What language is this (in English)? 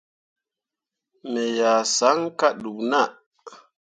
Mundang